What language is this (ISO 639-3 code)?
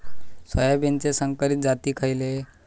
mar